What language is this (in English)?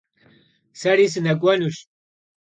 Kabardian